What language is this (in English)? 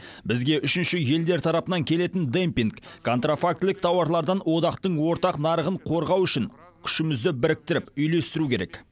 Kazakh